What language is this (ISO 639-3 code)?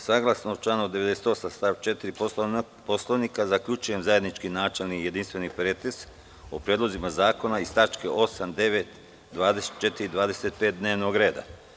srp